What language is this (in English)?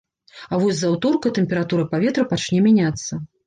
Belarusian